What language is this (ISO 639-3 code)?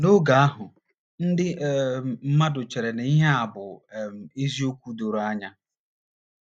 ibo